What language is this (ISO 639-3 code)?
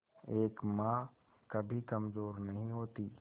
hin